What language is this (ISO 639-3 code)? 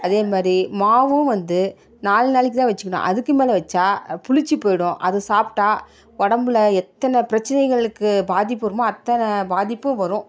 tam